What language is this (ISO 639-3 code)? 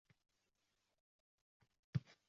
uzb